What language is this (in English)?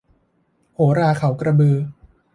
Thai